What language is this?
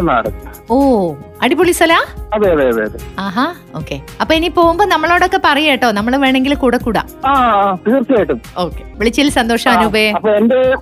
Malayalam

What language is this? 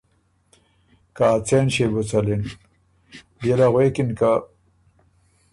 Ormuri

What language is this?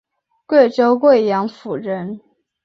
Chinese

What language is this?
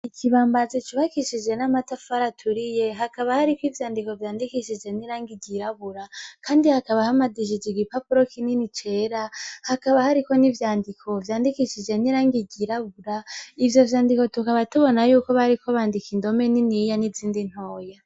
Rundi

